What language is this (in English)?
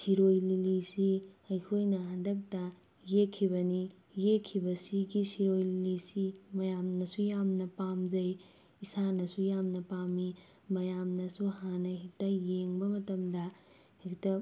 Manipuri